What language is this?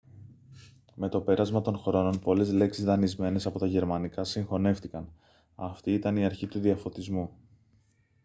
Greek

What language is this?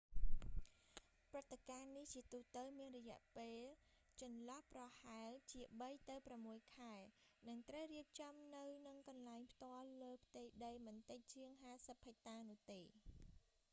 Khmer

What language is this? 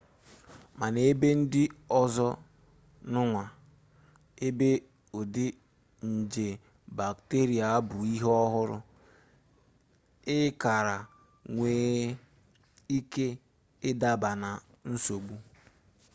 Igbo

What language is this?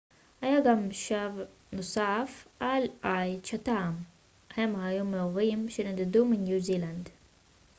Hebrew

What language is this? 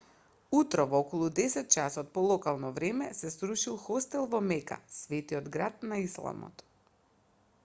Macedonian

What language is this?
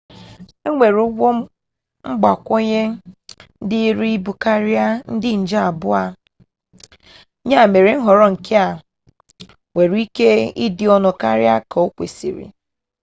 Igbo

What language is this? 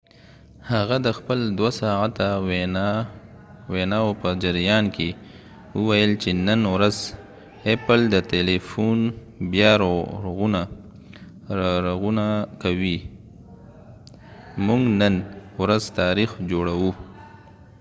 Pashto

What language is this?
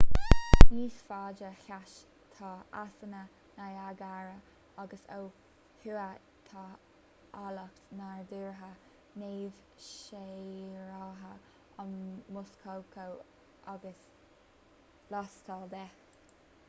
Irish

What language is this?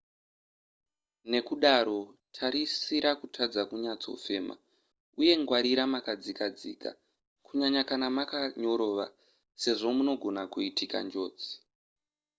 Shona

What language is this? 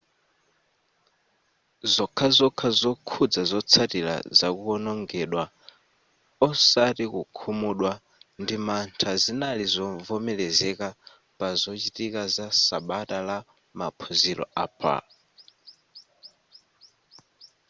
Nyanja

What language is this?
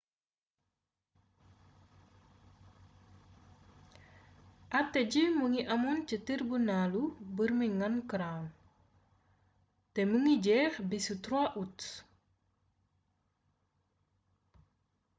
Wolof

